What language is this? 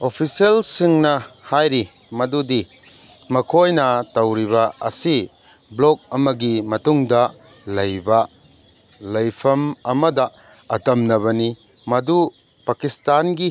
Manipuri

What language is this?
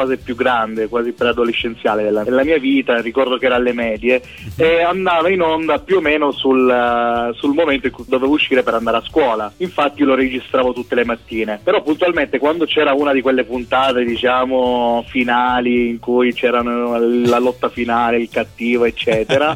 Italian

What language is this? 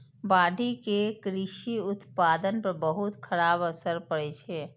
Maithili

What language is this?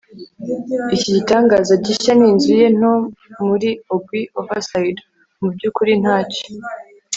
Kinyarwanda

